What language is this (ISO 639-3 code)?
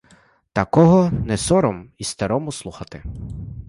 ukr